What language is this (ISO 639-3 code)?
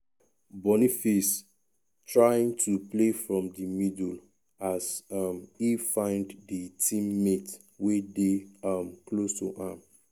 pcm